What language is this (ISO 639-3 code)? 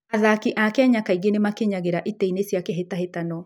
kik